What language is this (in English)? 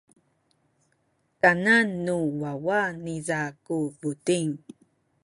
Sakizaya